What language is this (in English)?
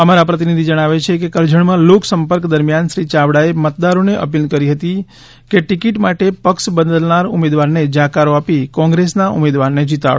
Gujarati